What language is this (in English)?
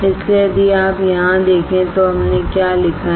Hindi